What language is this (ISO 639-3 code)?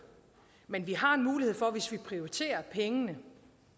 dan